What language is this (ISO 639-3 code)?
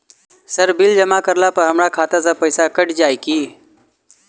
mai